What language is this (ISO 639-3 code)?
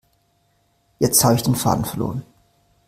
deu